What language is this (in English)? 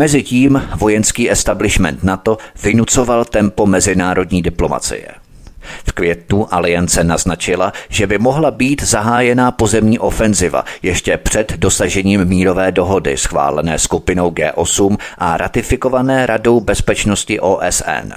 Czech